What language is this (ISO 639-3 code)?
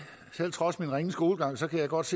dan